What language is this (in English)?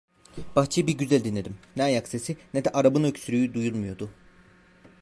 Turkish